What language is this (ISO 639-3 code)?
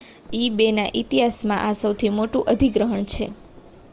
guj